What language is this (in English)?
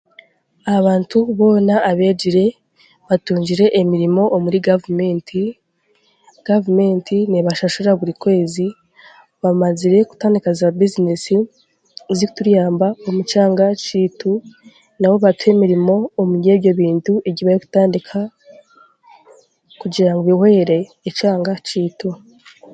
Chiga